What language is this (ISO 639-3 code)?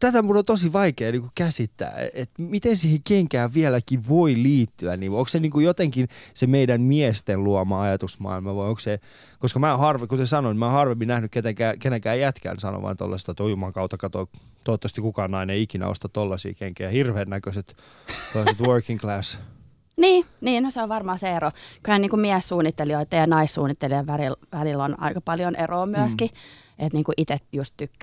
fin